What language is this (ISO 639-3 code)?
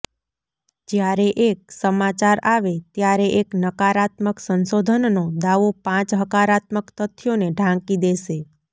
guj